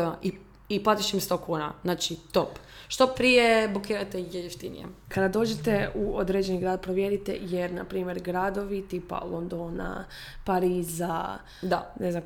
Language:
Croatian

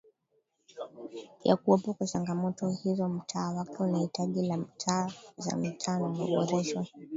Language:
Swahili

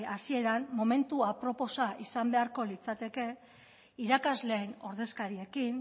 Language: Basque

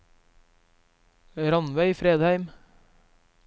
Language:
Norwegian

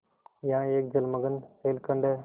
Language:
Hindi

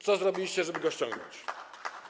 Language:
Polish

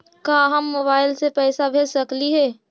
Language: Magahi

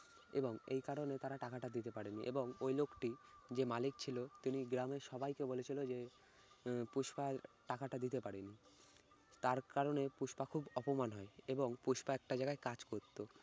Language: Bangla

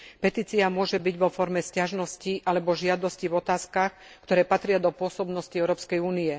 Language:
Slovak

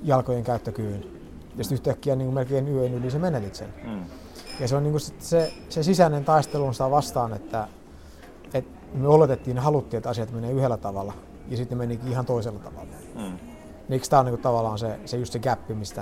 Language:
Finnish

